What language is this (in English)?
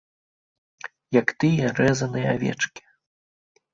Belarusian